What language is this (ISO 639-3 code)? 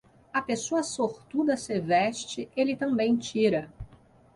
por